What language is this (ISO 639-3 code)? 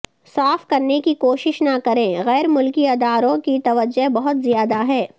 urd